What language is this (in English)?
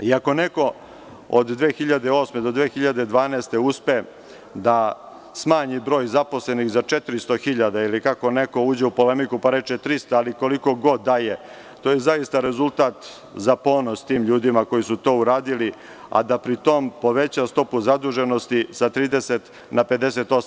Serbian